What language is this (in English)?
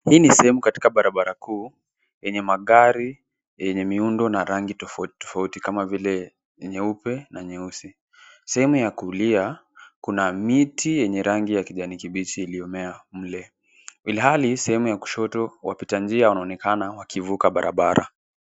Swahili